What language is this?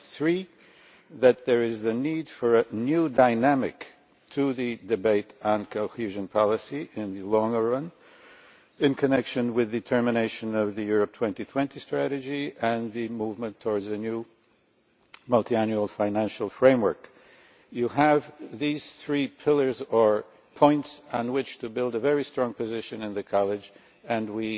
English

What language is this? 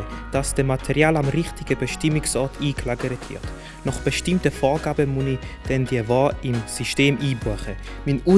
German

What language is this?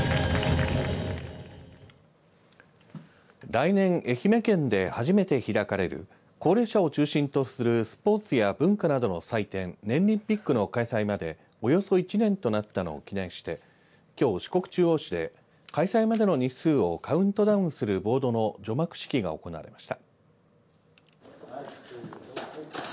Japanese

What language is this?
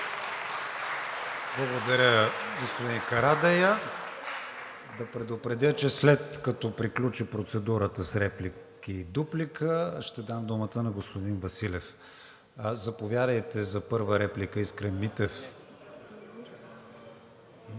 Bulgarian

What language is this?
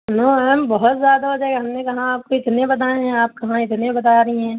Urdu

